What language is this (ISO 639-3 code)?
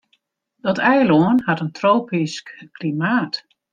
fry